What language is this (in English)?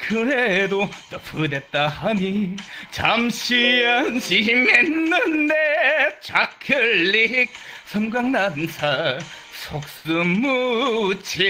Korean